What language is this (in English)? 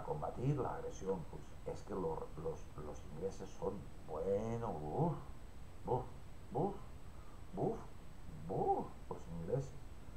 Spanish